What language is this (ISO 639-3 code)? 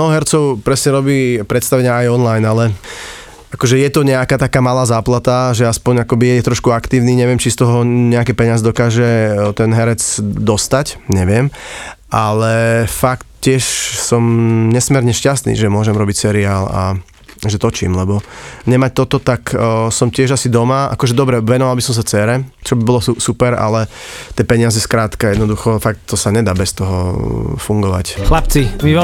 slk